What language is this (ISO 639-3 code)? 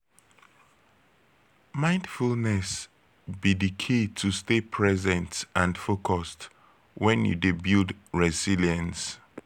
pcm